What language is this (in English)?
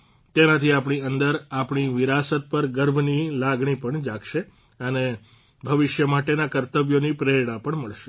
Gujarati